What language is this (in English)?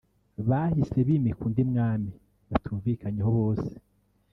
Kinyarwanda